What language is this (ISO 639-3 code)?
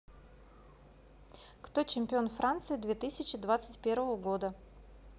rus